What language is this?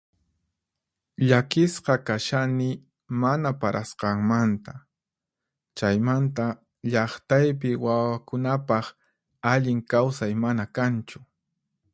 Puno Quechua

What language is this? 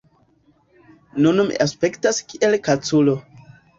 Esperanto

